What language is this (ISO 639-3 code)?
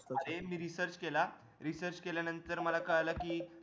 mar